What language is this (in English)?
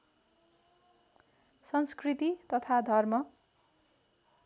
Nepali